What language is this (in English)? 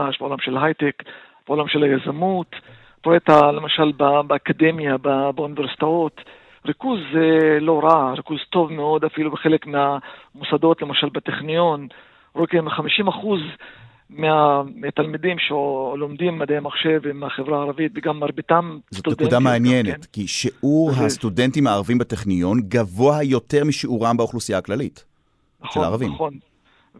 Hebrew